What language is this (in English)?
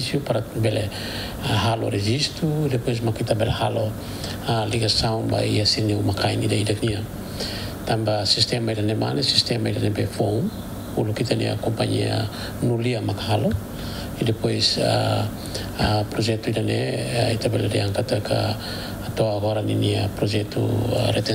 Indonesian